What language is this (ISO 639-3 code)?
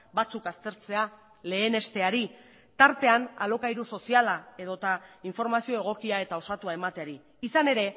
eus